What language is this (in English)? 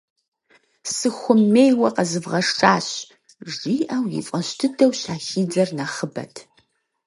Kabardian